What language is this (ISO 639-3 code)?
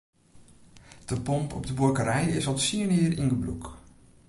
fry